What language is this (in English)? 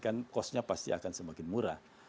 Indonesian